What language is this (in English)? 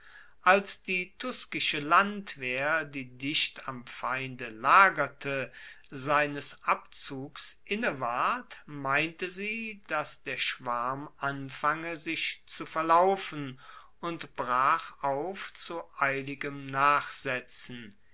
German